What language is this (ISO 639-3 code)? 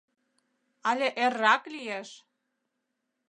chm